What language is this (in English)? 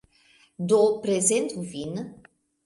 Esperanto